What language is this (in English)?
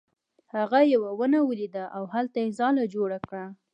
Pashto